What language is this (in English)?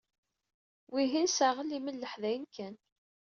Kabyle